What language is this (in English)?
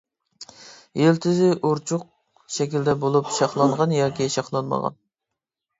Uyghur